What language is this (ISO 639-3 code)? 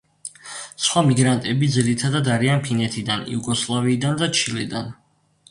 kat